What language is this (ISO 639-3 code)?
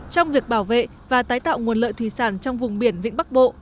vie